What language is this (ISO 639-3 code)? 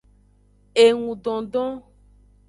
ajg